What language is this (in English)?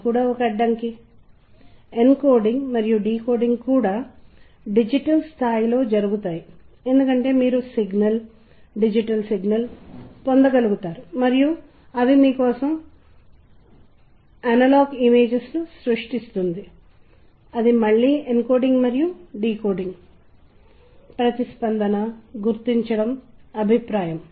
Telugu